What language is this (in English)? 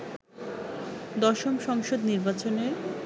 Bangla